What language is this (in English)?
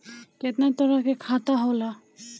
Bhojpuri